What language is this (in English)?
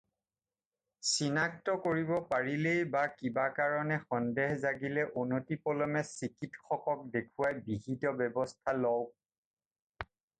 Assamese